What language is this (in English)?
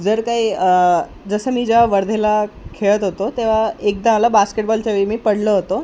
Marathi